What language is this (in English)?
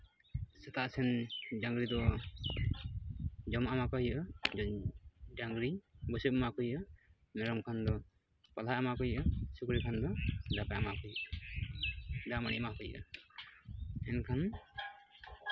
Santali